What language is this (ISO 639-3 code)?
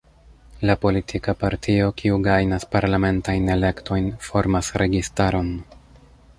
epo